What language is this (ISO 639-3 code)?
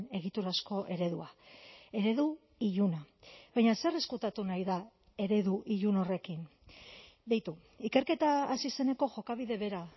eus